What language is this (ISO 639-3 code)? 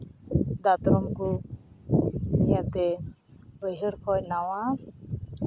sat